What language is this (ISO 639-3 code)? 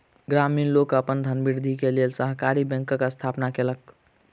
mai